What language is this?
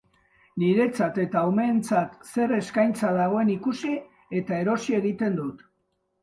Basque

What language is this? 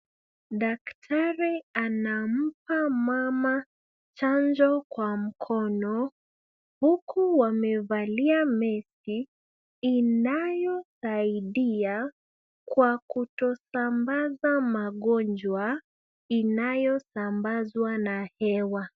Swahili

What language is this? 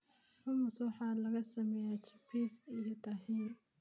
Somali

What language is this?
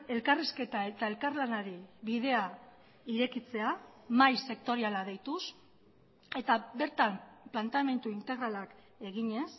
Basque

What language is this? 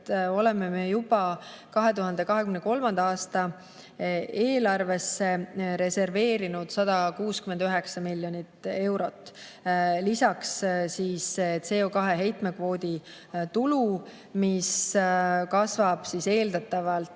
Estonian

